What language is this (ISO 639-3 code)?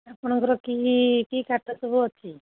ori